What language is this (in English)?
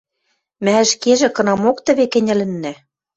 Western Mari